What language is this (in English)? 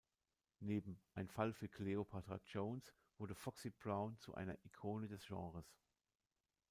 German